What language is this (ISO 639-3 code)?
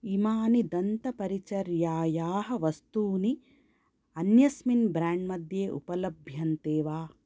san